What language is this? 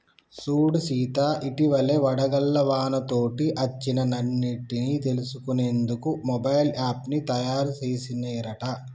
Telugu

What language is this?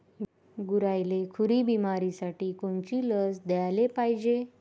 Marathi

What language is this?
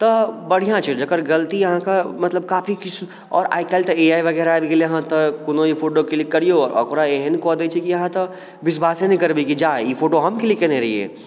Maithili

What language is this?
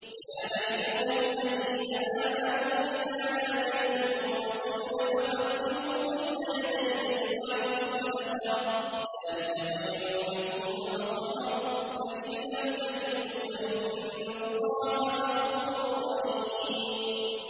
Arabic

